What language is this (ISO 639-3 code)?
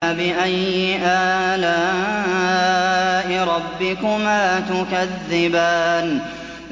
ara